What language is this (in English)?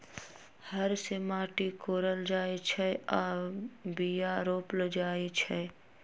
Magahi